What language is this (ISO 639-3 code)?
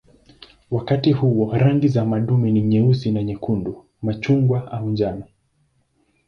swa